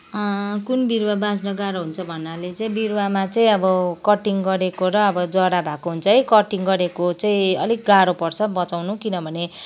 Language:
Nepali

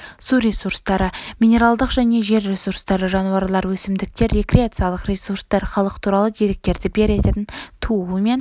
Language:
Kazakh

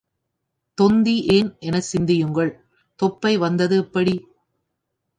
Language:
Tamil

